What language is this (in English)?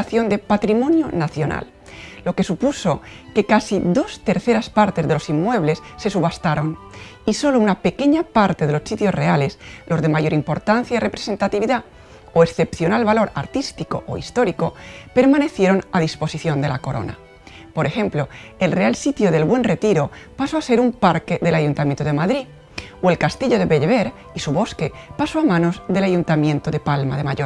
Spanish